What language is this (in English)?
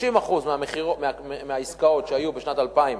Hebrew